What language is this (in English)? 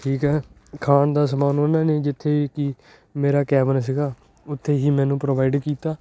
Punjabi